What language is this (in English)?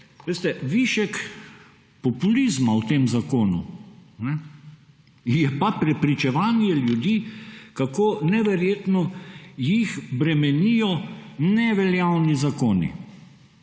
Slovenian